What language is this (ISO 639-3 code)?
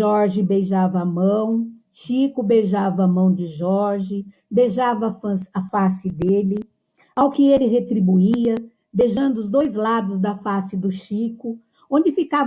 por